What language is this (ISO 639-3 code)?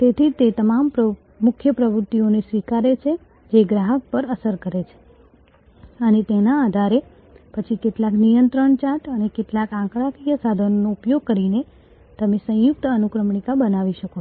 guj